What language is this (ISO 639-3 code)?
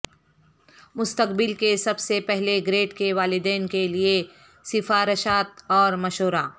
urd